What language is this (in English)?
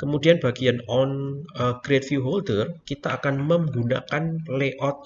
Indonesian